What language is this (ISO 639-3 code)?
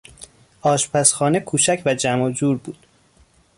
fas